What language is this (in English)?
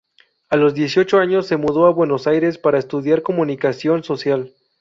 Spanish